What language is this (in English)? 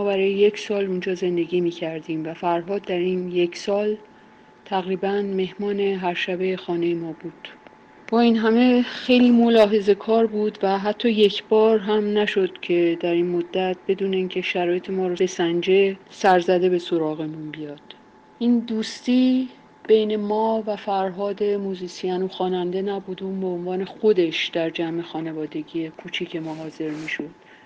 Persian